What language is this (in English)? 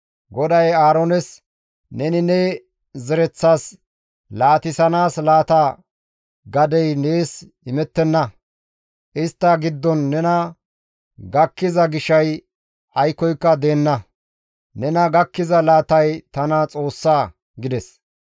Gamo